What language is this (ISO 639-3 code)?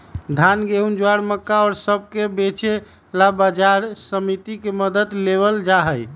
mag